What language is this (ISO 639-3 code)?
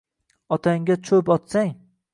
uzb